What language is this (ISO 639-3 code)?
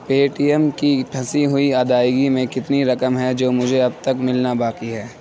urd